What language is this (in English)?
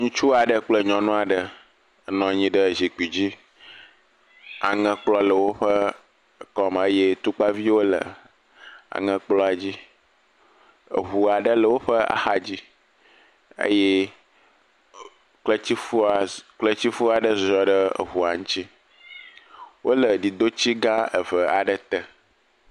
Ewe